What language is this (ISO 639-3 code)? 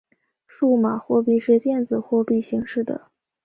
zho